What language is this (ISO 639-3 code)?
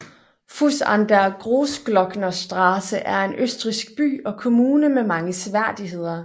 dan